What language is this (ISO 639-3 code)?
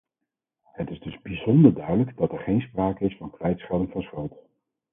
nld